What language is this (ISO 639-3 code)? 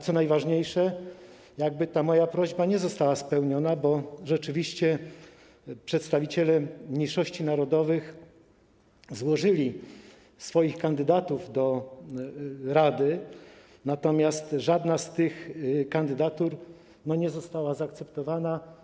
pol